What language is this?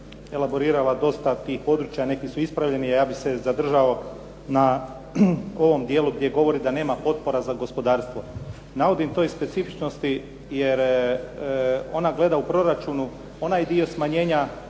Croatian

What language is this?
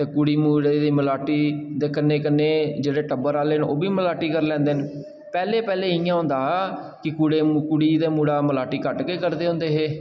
Dogri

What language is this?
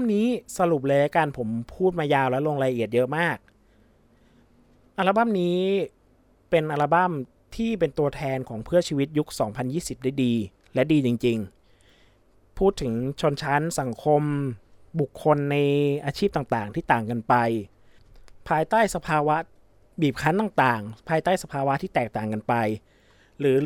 Thai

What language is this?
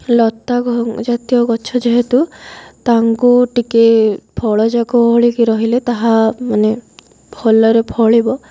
Odia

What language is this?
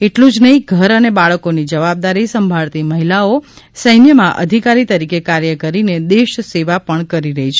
Gujarati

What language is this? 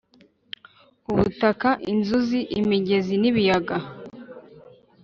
Kinyarwanda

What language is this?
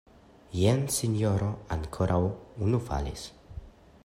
Esperanto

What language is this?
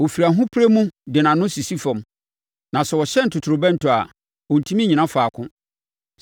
Akan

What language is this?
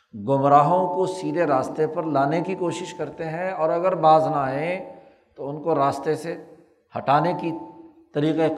Urdu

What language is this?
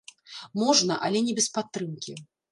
Belarusian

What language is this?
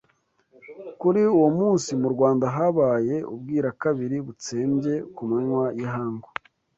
Kinyarwanda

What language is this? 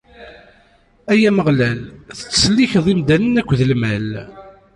Kabyle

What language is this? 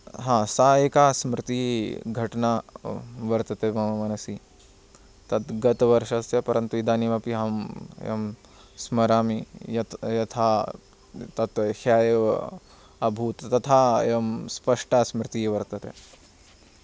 Sanskrit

